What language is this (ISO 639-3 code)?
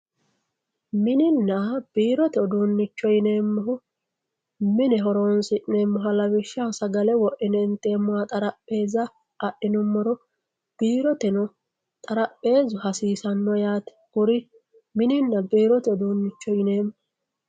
sid